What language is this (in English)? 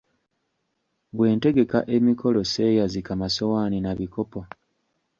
Ganda